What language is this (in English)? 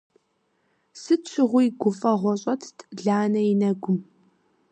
Kabardian